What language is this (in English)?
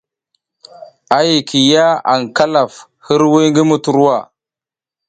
South Giziga